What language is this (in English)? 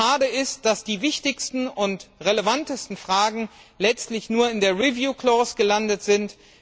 German